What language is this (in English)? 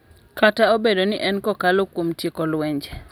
Luo (Kenya and Tanzania)